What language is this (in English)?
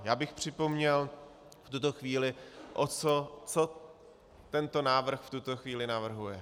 Czech